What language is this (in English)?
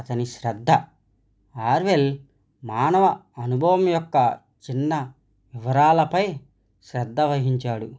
Telugu